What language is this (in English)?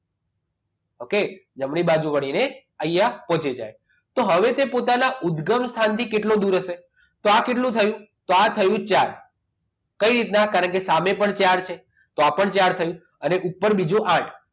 Gujarati